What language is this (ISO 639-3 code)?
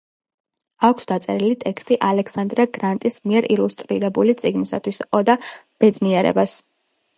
kat